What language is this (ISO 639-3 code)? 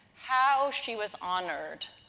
eng